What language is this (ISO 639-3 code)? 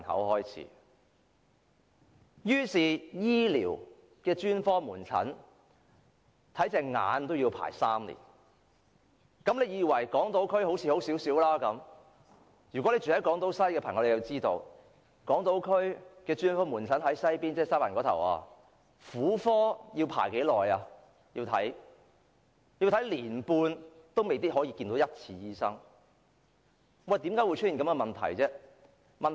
yue